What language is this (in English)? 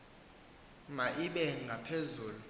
Xhosa